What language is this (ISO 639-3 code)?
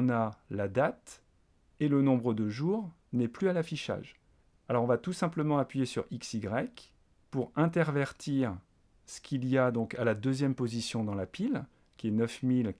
fra